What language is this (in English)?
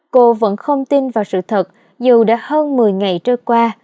Vietnamese